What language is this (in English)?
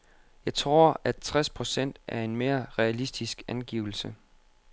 Danish